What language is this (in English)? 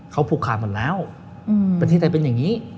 Thai